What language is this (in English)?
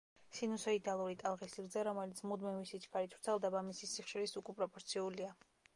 Georgian